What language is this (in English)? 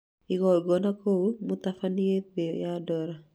Kikuyu